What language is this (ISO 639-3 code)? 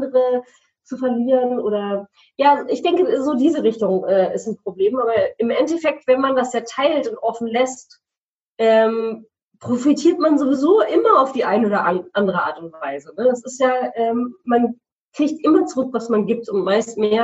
deu